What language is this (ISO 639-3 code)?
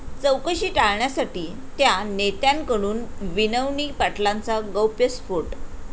mar